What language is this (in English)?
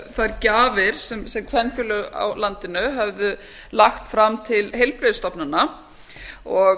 Icelandic